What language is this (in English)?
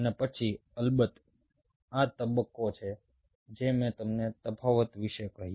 Gujarati